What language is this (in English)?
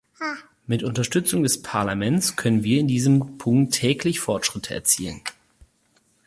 German